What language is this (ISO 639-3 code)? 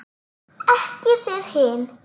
isl